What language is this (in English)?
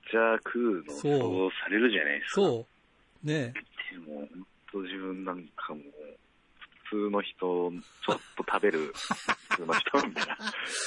Japanese